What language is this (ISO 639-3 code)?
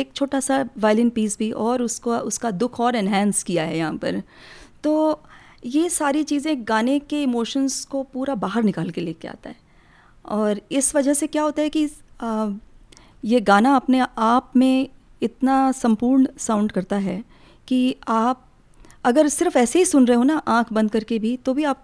hin